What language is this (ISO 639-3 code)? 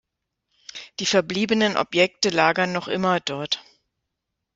deu